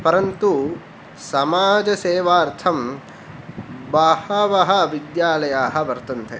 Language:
Sanskrit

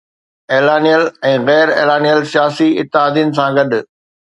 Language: Sindhi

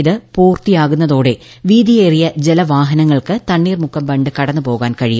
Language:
Malayalam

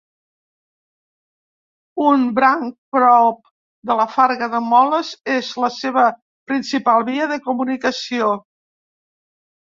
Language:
Catalan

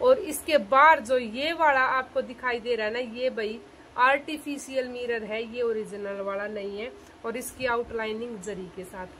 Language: Hindi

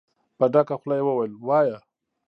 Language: Pashto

